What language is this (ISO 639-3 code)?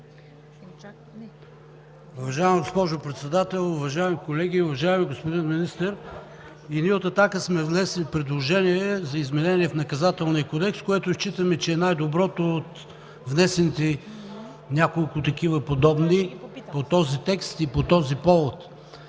bul